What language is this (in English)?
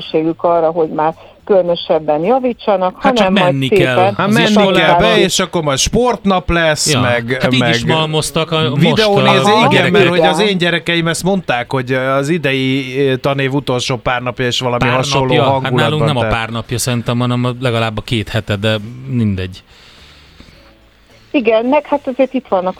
Hungarian